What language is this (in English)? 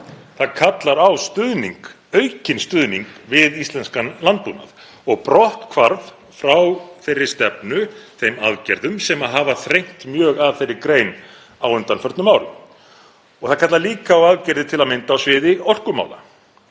Icelandic